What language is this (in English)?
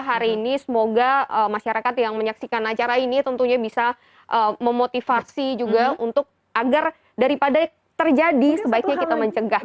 Indonesian